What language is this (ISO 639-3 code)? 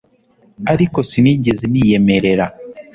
kin